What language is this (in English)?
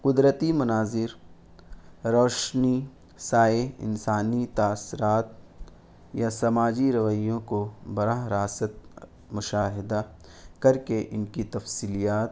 Urdu